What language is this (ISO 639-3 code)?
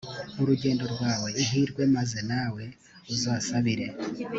kin